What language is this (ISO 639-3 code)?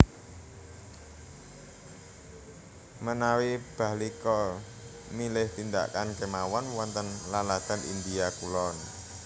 jav